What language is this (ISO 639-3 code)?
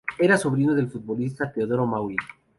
spa